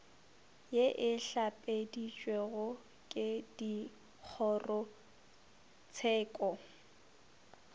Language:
Northern Sotho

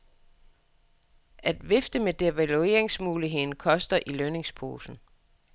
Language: Danish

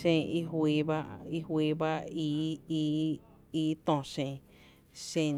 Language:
Tepinapa Chinantec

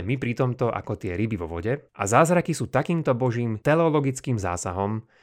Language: Slovak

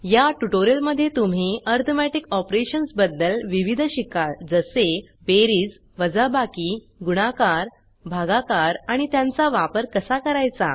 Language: Marathi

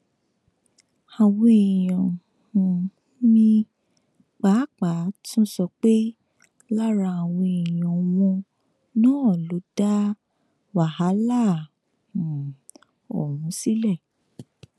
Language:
Yoruba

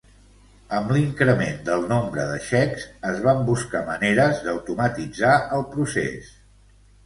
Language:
Catalan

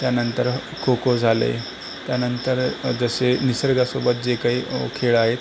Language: Marathi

